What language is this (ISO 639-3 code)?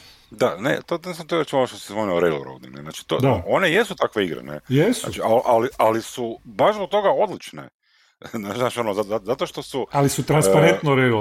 hrv